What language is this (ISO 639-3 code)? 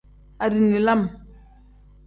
kdh